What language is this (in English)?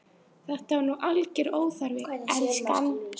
Icelandic